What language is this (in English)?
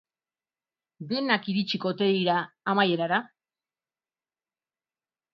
Basque